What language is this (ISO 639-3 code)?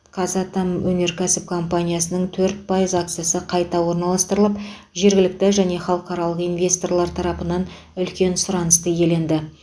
kaz